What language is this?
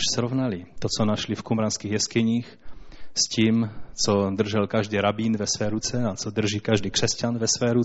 Czech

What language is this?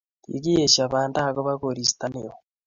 Kalenjin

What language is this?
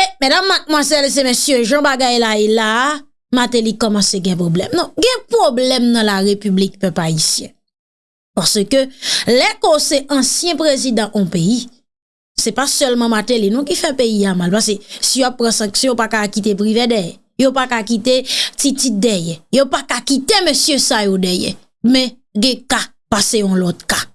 French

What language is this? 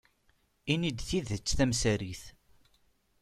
Kabyle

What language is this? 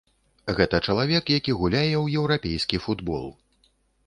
Belarusian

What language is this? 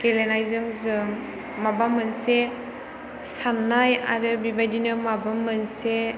Bodo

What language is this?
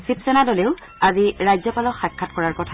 Assamese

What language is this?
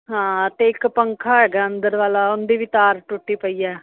Punjabi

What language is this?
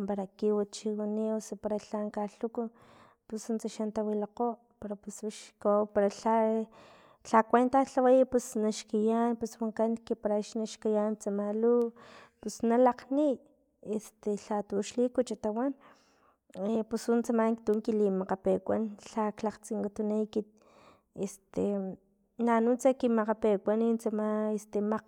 Filomena Mata-Coahuitlán Totonac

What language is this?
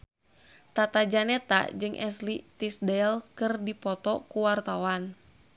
Sundanese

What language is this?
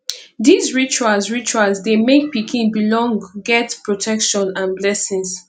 Nigerian Pidgin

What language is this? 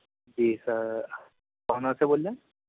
Urdu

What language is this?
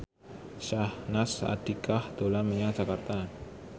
Javanese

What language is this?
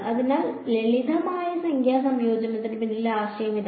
Malayalam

